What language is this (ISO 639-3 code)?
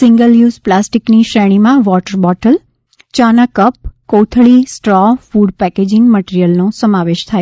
guj